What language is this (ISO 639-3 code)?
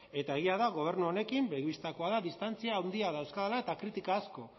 eus